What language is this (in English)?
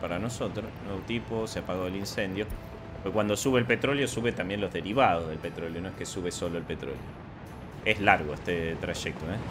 Spanish